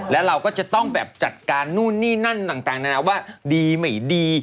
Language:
Thai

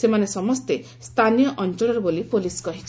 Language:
Odia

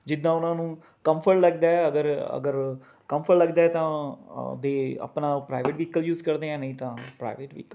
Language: Punjabi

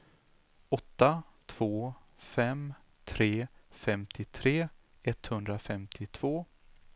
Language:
Swedish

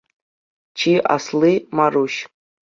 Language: Chuvash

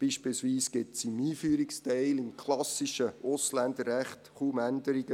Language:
Swiss German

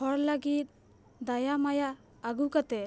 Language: Santali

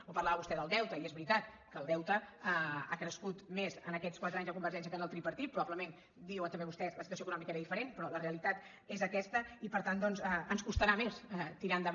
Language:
Catalan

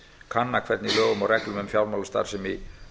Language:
Icelandic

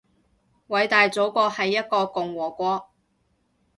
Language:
Cantonese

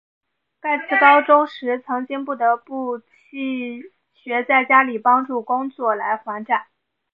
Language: Chinese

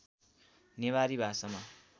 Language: Nepali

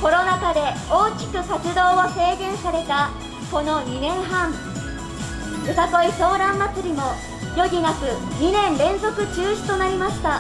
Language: Japanese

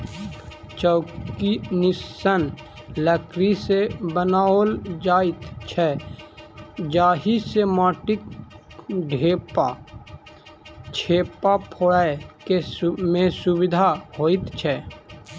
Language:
Maithili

